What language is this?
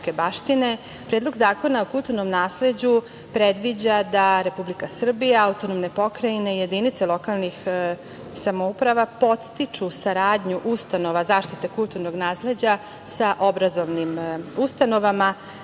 Serbian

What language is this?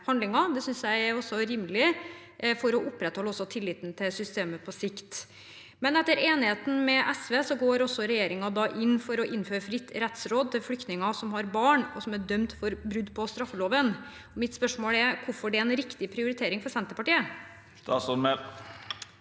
Norwegian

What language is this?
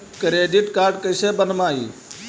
Magahi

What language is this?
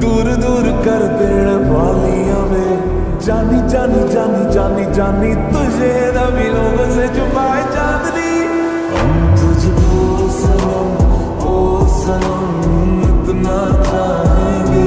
Romanian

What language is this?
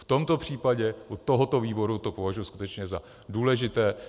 Czech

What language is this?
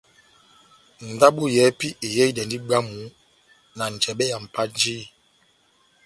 Batanga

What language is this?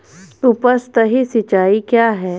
Hindi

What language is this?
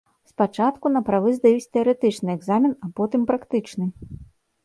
Belarusian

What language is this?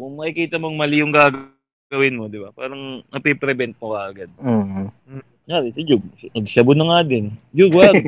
Filipino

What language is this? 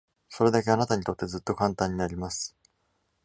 Japanese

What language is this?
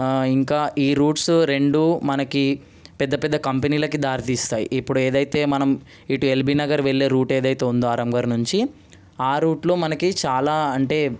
Telugu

